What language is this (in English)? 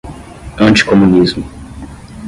Portuguese